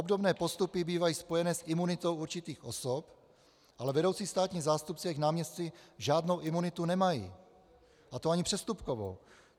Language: Czech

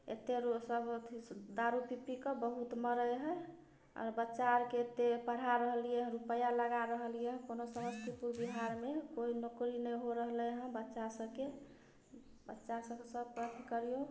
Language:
Maithili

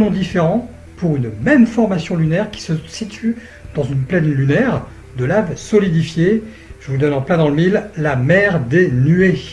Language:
French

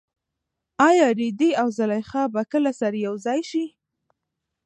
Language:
Pashto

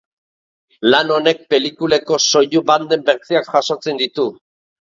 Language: Basque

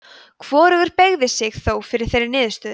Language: Icelandic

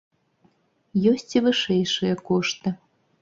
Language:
Belarusian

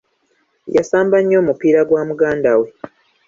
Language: Ganda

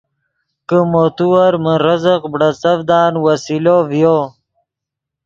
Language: Yidgha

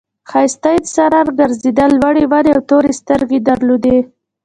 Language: Pashto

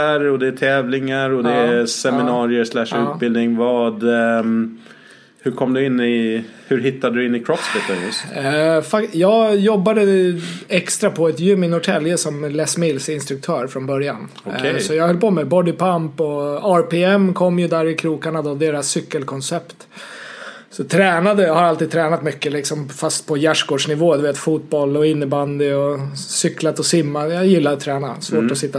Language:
Swedish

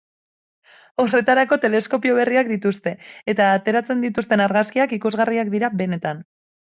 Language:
Basque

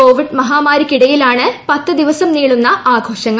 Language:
Malayalam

